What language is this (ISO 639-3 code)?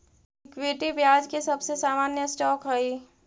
mag